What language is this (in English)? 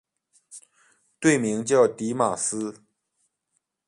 Chinese